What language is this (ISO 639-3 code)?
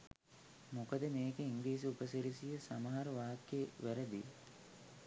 sin